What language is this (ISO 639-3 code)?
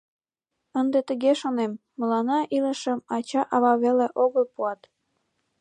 chm